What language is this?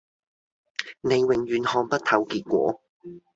Cantonese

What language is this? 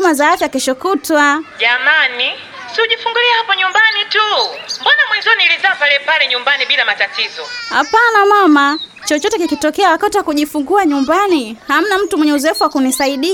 Swahili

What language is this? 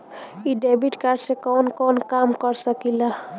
Bhojpuri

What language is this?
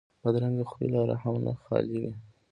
Pashto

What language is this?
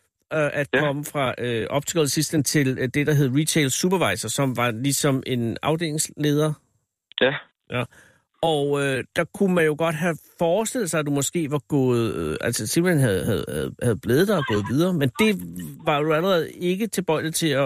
Danish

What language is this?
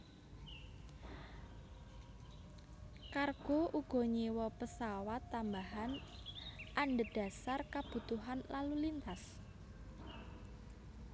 Javanese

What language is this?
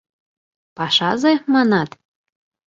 Mari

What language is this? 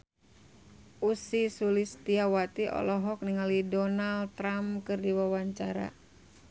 Sundanese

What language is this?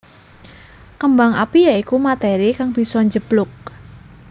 Javanese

